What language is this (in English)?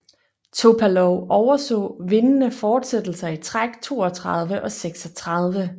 Danish